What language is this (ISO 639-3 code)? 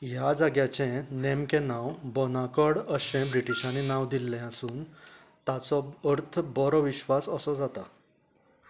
kok